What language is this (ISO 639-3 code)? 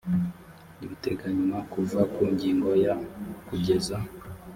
kin